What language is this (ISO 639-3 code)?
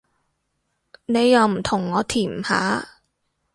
yue